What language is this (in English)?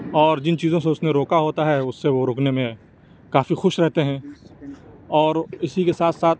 Urdu